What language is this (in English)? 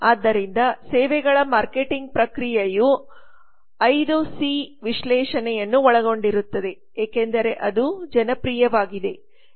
Kannada